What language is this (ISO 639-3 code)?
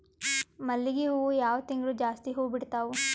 kan